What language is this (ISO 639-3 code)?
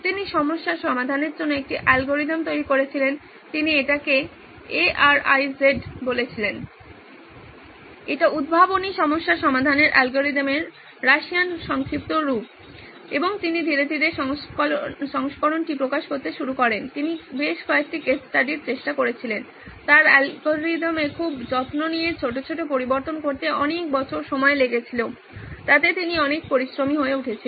ben